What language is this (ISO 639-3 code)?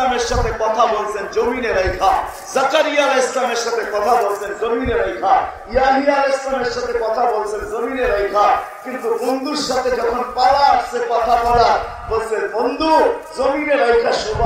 tur